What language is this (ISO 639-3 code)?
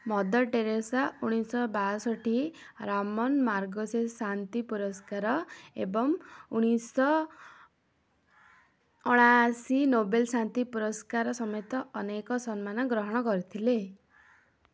ori